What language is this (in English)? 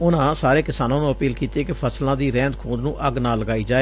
Punjabi